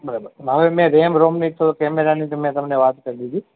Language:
Gujarati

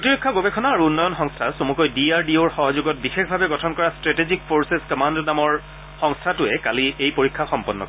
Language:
Assamese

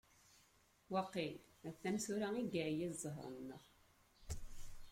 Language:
Kabyle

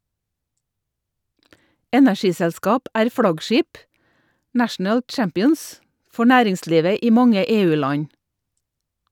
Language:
Norwegian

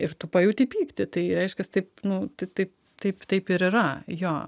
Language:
Lithuanian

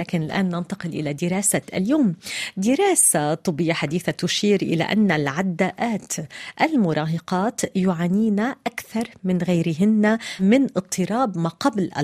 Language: Arabic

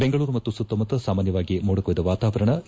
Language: Kannada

